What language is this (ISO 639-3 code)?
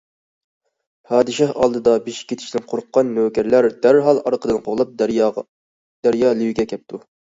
uig